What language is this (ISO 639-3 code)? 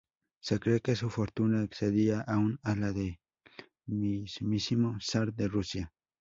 spa